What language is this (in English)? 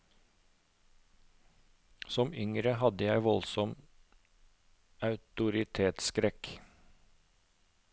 Norwegian